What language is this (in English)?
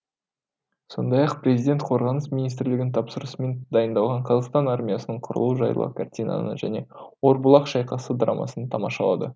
Kazakh